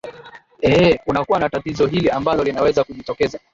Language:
Swahili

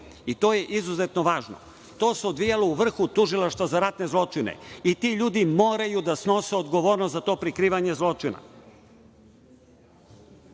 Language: Serbian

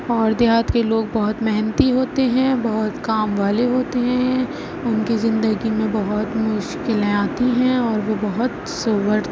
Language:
Urdu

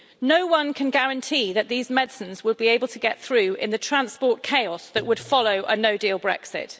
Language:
English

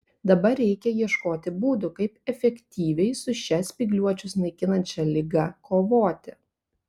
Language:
Lithuanian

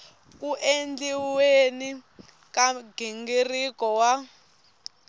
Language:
Tsonga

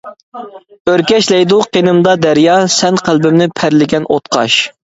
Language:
Uyghur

